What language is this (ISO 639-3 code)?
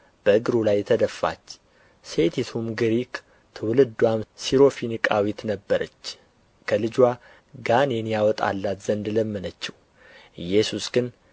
amh